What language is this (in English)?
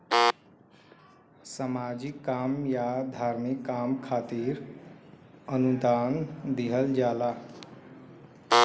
Bhojpuri